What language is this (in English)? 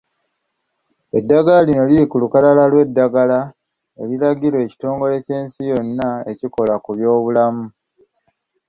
Ganda